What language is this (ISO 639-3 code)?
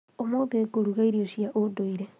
kik